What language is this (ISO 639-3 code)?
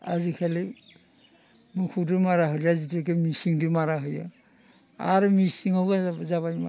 brx